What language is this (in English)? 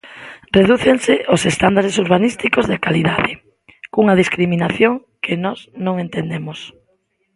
Galician